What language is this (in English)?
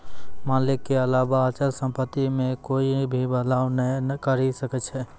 Maithili